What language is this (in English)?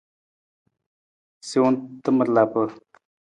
Nawdm